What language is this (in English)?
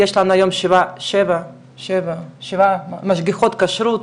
Hebrew